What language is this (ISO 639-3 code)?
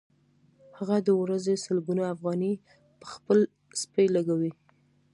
pus